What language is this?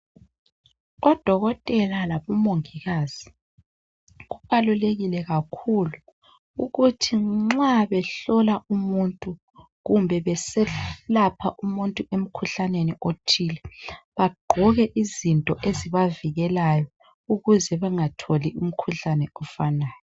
North Ndebele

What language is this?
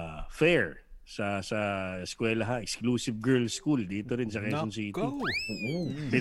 Filipino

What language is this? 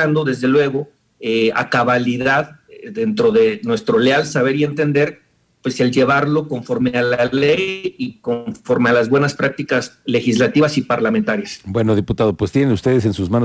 Spanish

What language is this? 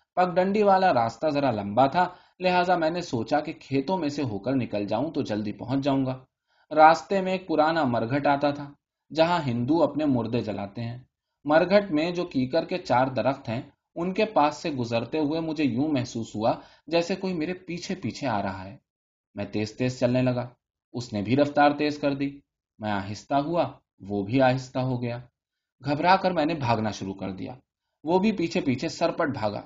Urdu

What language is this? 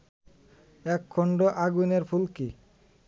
Bangla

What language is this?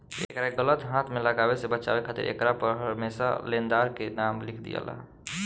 Bhojpuri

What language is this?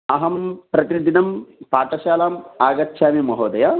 Sanskrit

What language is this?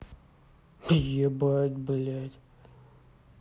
Russian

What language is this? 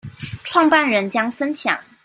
Chinese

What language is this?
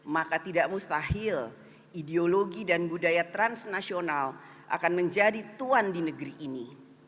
Indonesian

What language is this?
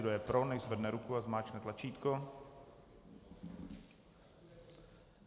Czech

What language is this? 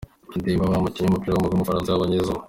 Kinyarwanda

